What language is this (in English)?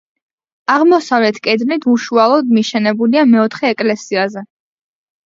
Georgian